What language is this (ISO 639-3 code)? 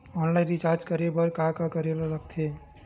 hne